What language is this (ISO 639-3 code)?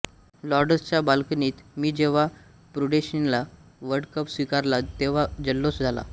mar